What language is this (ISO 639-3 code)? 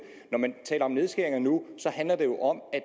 dan